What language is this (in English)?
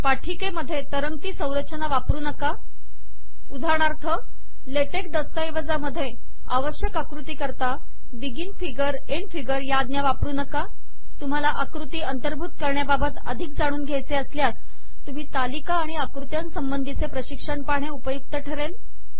Marathi